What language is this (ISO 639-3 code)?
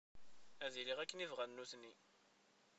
kab